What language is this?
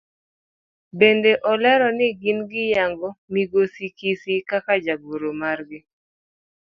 Luo (Kenya and Tanzania)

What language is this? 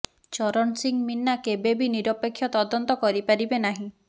Odia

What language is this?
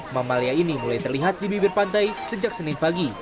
Indonesian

